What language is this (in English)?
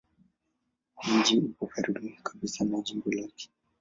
Swahili